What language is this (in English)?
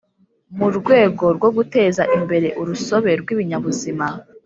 Kinyarwanda